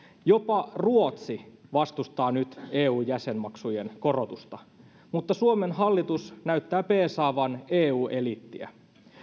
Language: Finnish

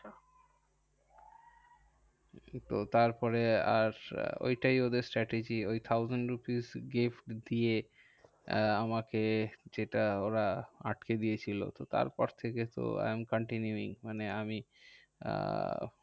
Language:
Bangla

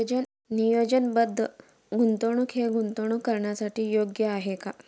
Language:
Marathi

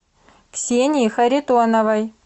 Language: Russian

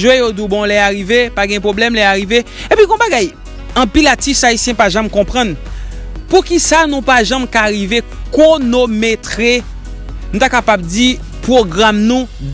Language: French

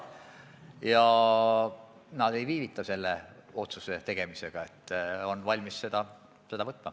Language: Estonian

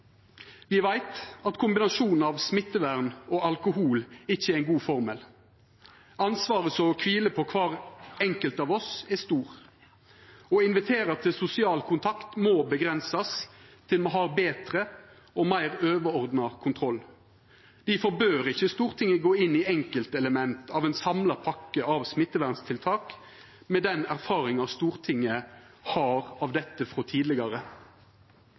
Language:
Norwegian Nynorsk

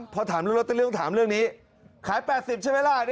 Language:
Thai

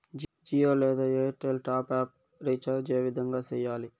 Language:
Telugu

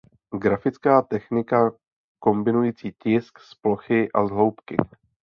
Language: Czech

